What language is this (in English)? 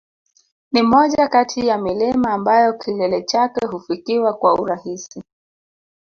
Swahili